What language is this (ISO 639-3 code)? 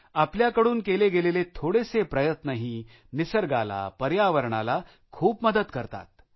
mar